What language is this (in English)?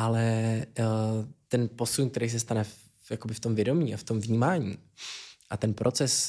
Czech